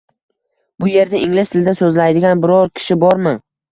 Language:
Uzbek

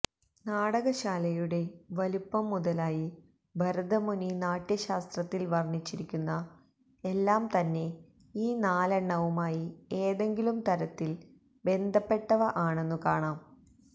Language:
Malayalam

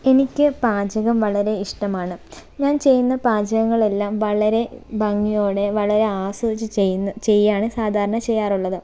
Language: Malayalam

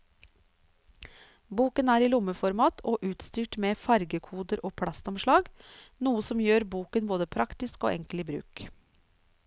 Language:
Norwegian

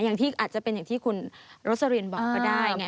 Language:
Thai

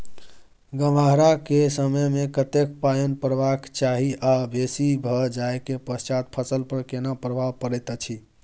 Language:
Maithili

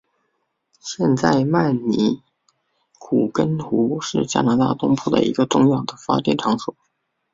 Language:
Chinese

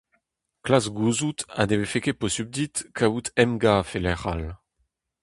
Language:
Breton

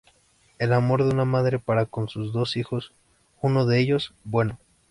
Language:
Spanish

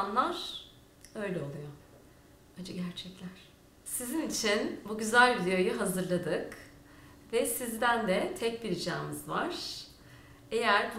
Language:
Turkish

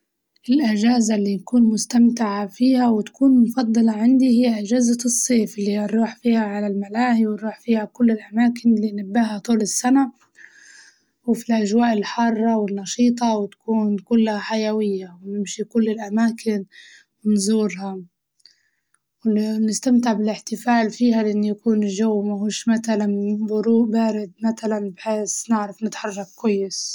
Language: Libyan Arabic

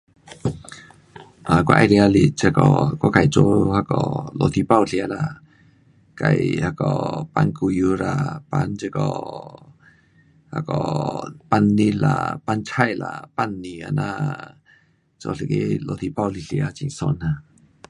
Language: Pu-Xian Chinese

